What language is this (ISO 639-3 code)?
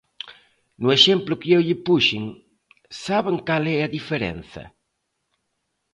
glg